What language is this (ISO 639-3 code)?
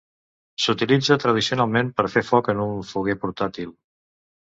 cat